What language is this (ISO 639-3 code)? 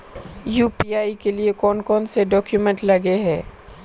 mag